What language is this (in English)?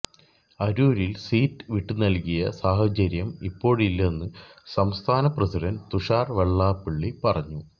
Malayalam